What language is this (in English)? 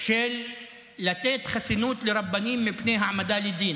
Hebrew